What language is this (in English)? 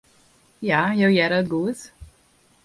Western Frisian